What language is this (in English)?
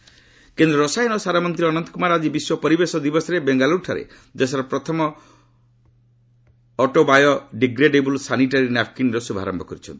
Odia